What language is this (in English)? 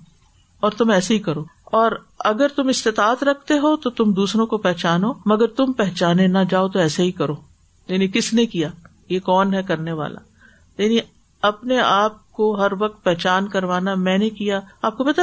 Urdu